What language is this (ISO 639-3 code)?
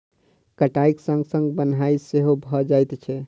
mai